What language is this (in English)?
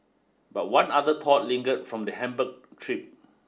English